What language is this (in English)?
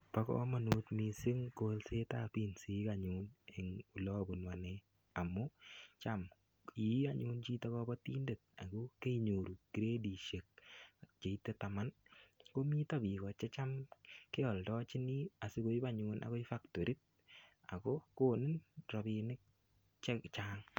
Kalenjin